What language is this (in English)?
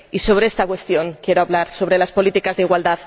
Spanish